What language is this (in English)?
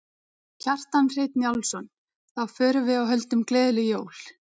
Icelandic